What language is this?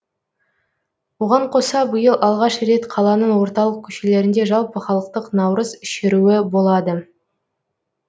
Kazakh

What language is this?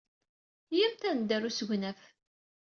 Kabyle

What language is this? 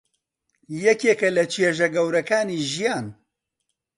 Central Kurdish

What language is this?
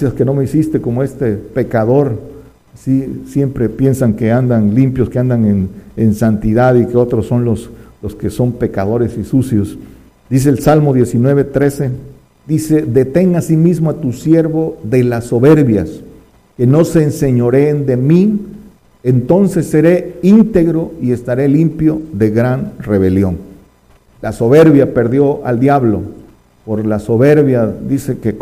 Spanish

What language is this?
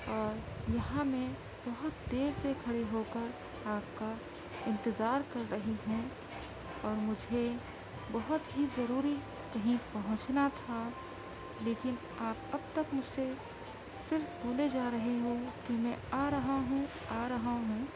Urdu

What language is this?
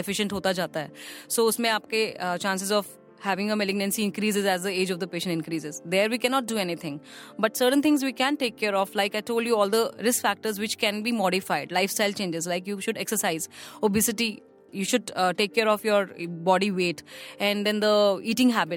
Hindi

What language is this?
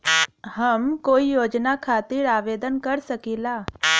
Bhojpuri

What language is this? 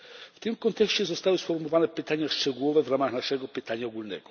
Polish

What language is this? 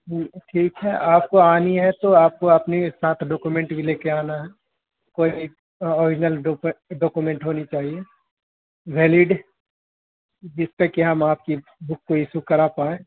Urdu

